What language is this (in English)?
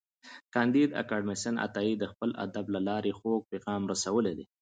Pashto